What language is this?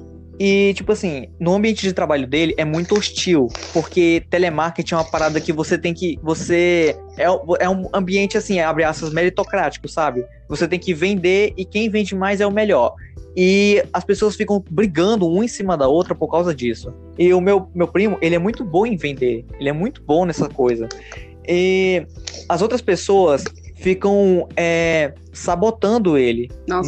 Portuguese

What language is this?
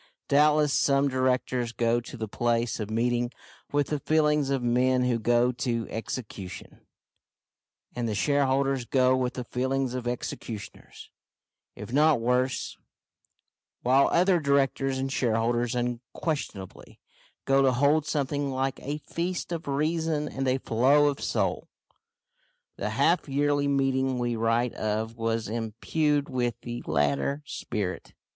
English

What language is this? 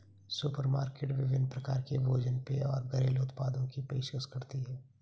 Hindi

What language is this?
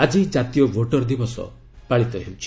Odia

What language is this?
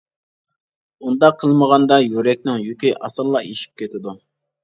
Uyghur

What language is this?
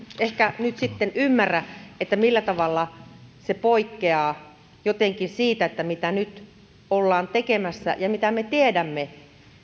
Finnish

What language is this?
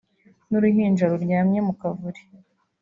Kinyarwanda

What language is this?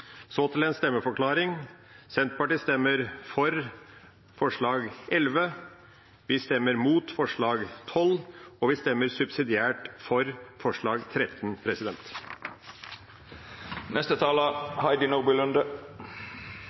Norwegian Bokmål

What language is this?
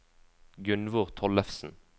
Norwegian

